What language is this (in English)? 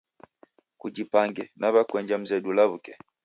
Taita